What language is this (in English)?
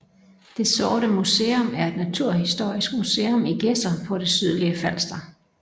Danish